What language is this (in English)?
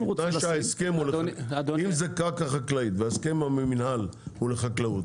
Hebrew